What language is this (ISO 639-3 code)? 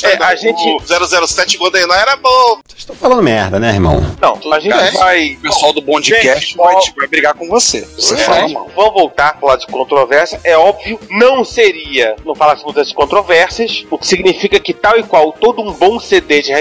por